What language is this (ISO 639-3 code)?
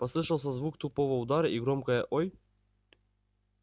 rus